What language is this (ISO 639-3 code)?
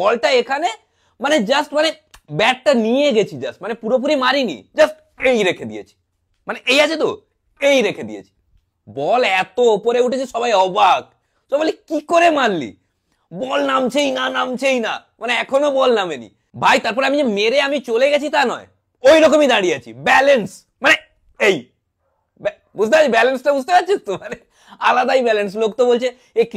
ben